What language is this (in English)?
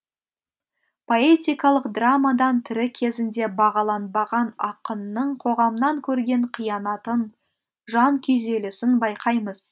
Kazakh